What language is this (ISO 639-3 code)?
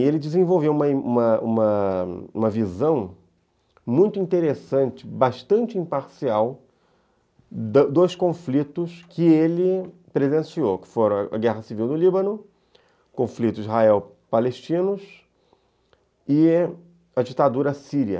por